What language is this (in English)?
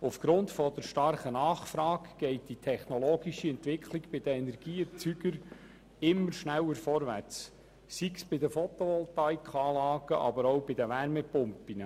Swiss German